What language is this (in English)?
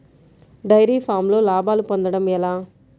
Telugu